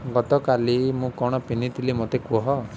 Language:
Odia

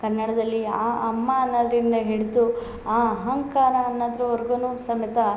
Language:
Kannada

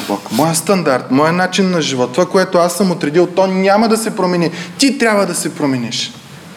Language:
Bulgarian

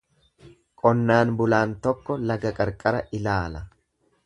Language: Oromo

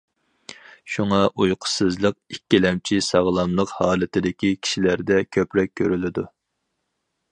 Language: Uyghur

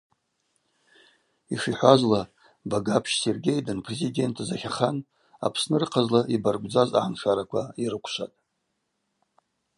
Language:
Abaza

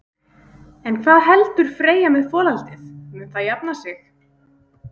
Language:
Icelandic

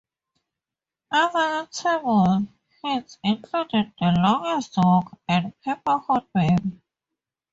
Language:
English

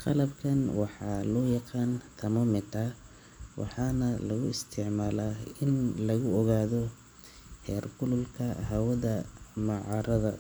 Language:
Somali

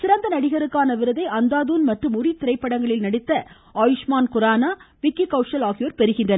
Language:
Tamil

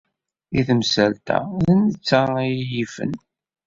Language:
Kabyle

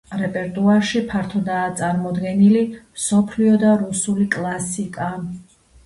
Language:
Georgian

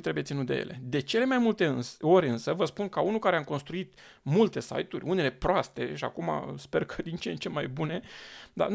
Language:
Romanian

